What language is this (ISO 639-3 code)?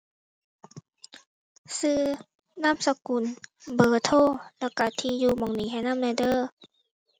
tha